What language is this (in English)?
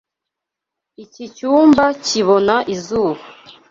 Kinyarwanda